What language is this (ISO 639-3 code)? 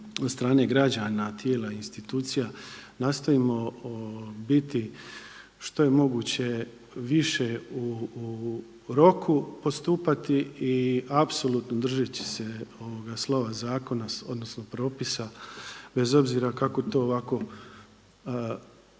hrv